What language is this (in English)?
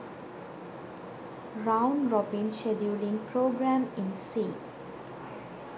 Sinhala